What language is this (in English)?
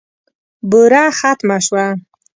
Pashto